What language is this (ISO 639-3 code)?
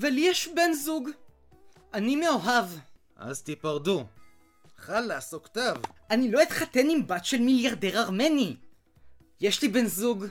heb